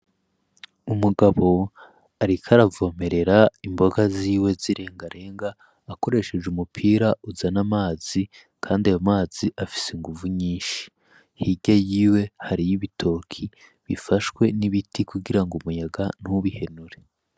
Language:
Rundi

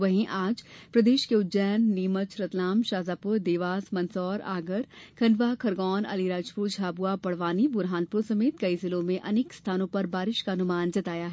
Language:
Hindi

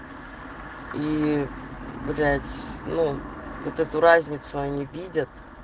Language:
Russian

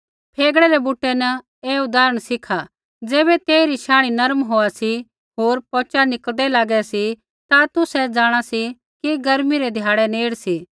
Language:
Kullu Pahari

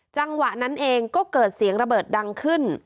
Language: Thai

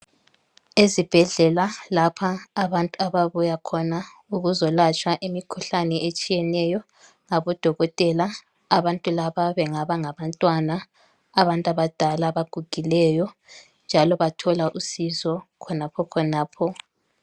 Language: North Ndebele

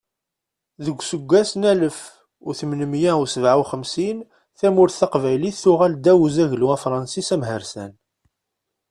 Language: Kabyle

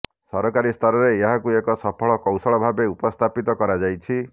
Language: Odia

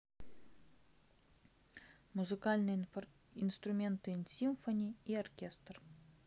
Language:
Russian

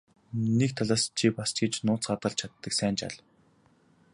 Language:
Mongolian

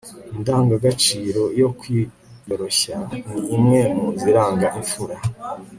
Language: Kinyarwanda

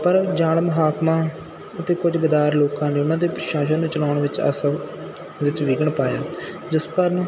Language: Punjabi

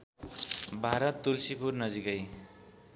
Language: Nepali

